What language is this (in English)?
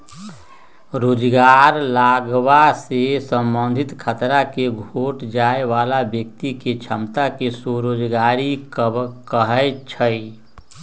Magahi